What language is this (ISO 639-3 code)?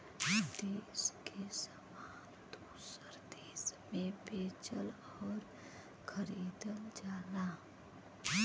bho